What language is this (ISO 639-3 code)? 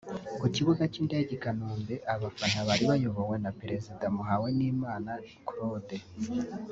kin